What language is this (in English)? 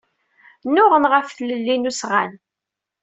Kabyle